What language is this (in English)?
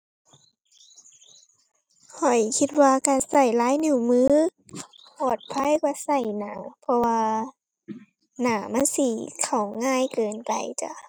Thai